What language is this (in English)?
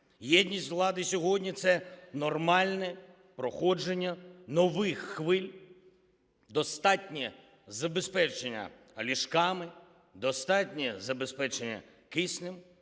Ukrainian